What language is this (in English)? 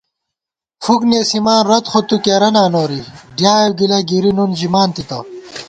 Gawar-Bati